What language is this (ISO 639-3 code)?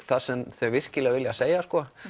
isl